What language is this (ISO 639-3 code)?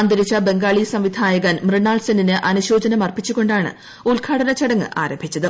mal